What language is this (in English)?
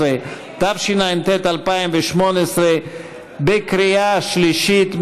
Hebrew